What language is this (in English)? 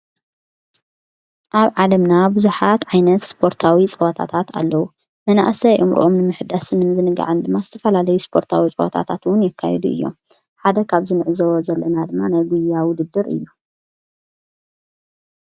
Tigrinya